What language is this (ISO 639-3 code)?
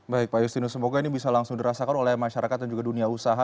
ind